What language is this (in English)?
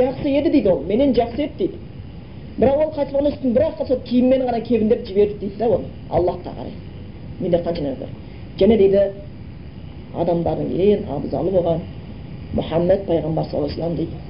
Bulgarian